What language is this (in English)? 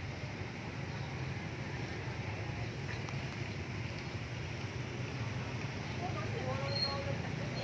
Vietnamese